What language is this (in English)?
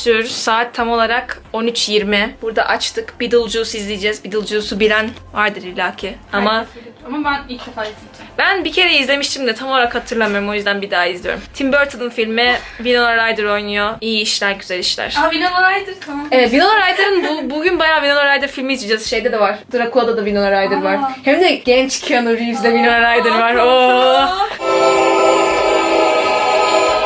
Turkish